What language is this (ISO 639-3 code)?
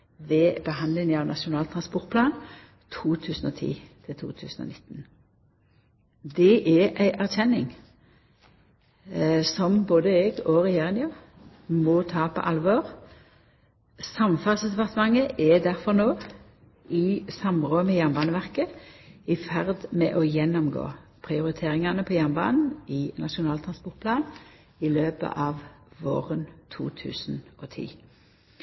nno